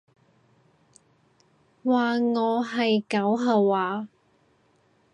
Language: Cantonese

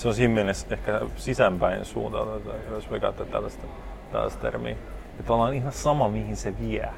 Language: Finnish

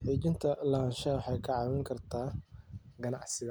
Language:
Somali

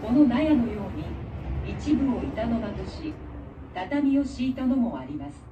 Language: Japanese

